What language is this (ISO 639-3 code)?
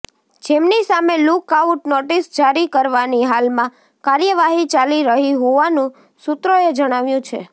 guj